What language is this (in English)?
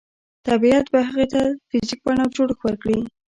Pashto